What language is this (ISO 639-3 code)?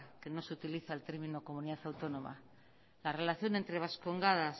spa